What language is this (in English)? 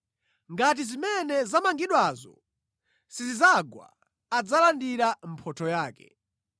Nyanja